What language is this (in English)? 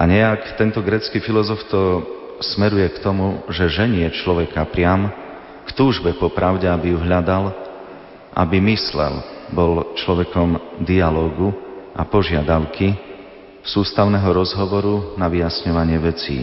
Slovak